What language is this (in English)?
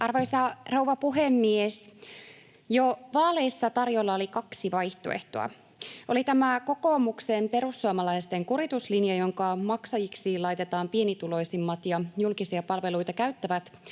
Finnish